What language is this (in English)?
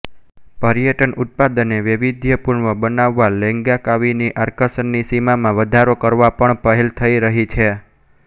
Gujarati